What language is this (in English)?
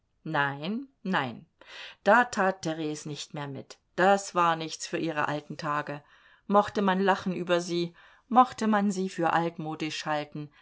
German